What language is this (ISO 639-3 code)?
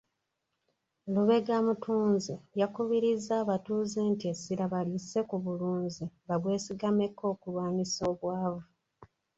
lug